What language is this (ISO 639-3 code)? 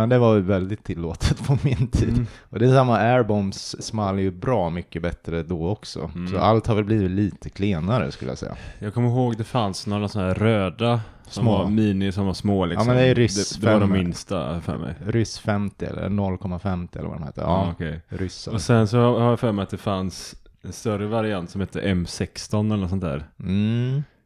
swe